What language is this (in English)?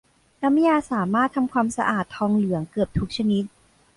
Thai